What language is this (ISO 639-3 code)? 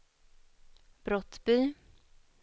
swe